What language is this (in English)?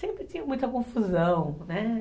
Portuguese